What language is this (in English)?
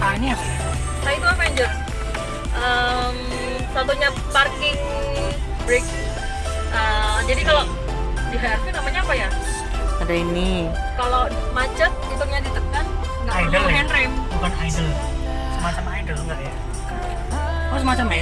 Indonesian